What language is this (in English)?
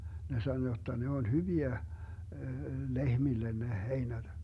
Finnish